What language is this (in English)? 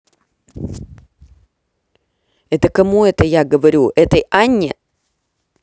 Russian